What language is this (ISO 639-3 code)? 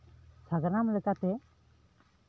sat